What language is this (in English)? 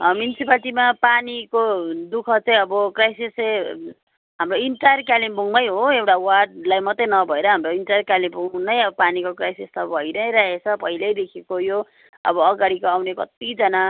Nepali